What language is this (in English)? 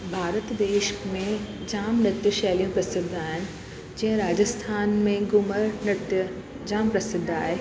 Sindhi